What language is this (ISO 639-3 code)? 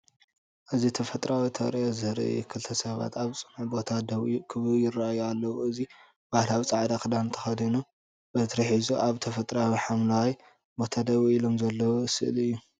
tir